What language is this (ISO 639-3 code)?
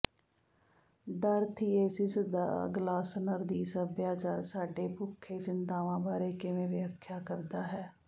pan